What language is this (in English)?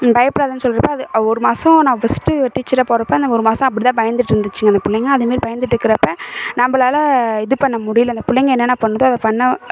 Tamil